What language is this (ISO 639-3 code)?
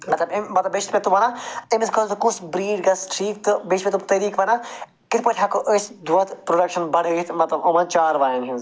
kas